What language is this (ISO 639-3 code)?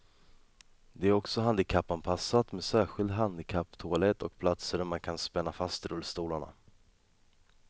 swe